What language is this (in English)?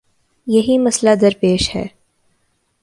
Urdu